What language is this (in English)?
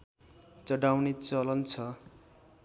Nepali